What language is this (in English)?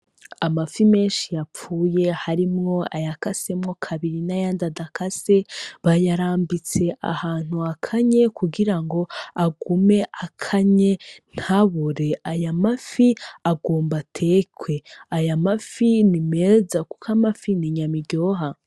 Rundi